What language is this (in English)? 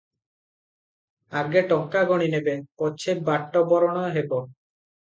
Odia